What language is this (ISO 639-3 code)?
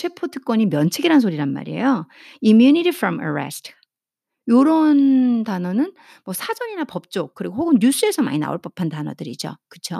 kor